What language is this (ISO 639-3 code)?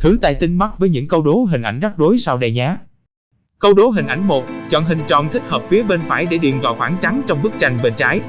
vie